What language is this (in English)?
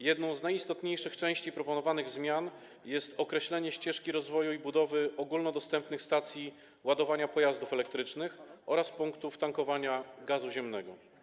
Polish